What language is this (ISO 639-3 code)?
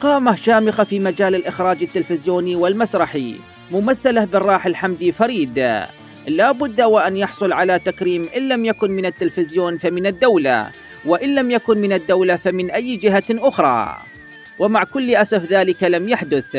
ara